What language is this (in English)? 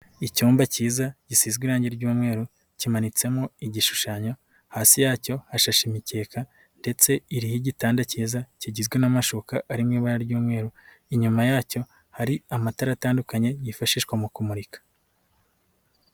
Kinyarwanda